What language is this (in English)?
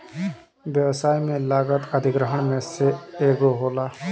Bhojpuri